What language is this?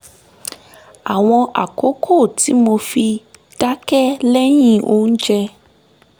Yoruba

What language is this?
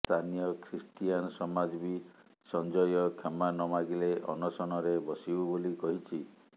Odia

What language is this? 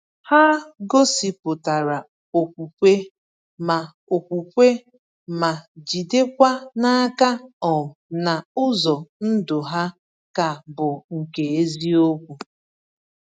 Igbo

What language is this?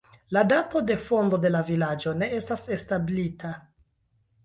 Esperanto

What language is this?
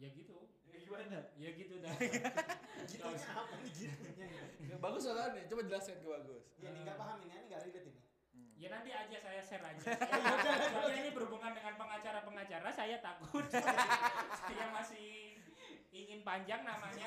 Indonesian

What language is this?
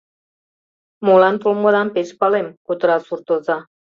Mari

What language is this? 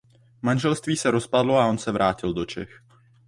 Czech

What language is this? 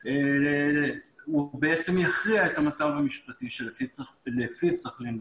Hebrew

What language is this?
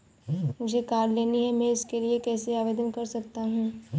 Hindi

